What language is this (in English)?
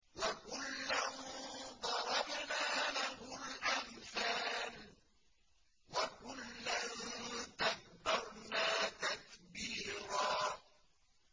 Arabic